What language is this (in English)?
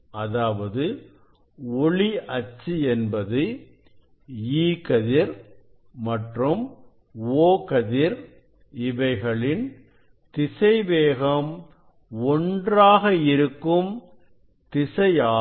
Tamil